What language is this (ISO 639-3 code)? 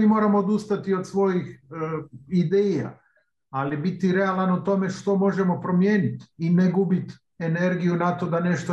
hrv